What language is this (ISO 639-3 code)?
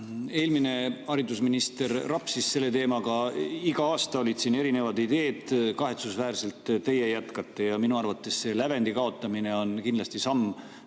est